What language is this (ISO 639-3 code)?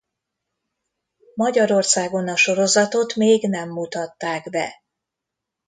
hun